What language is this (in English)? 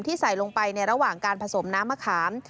Thai